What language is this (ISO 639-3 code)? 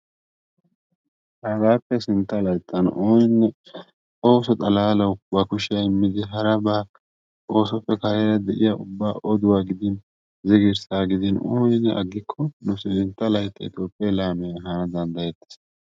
wal